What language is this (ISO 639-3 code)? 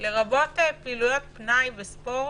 heb